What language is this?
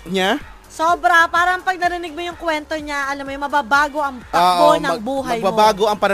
Filipino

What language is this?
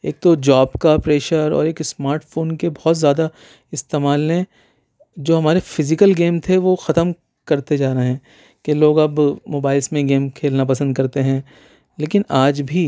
Urdu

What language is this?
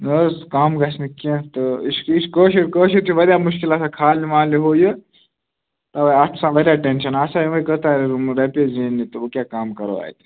Kashmiri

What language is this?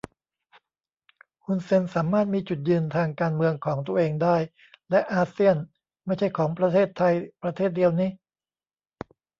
Thai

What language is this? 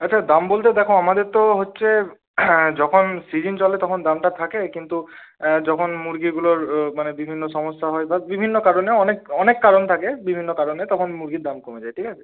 Bangla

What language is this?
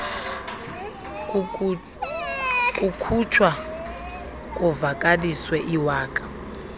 Xhosa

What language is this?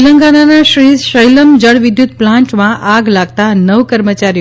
Gujarati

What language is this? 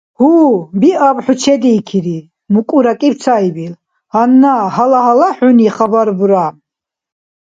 Dargwa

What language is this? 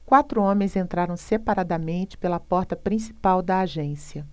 Portuguese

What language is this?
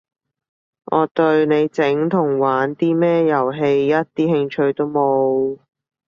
Cantonese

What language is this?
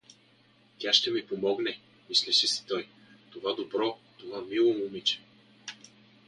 Bulgarian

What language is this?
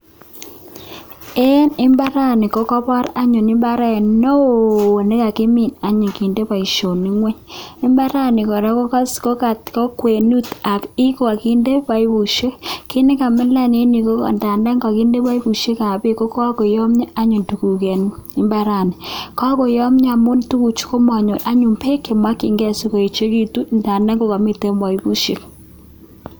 Kalenjin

